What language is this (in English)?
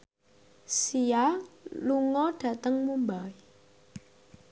Javanese